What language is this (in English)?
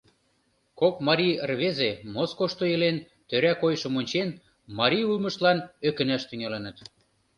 Mari